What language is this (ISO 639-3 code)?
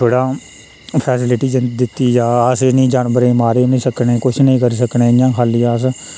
doi